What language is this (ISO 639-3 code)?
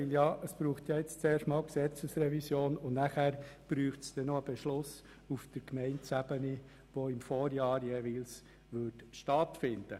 gsw